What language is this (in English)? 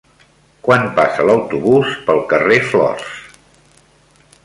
Catalan